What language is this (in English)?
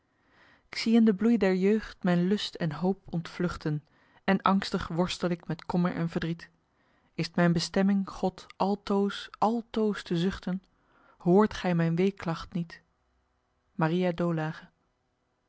Dutch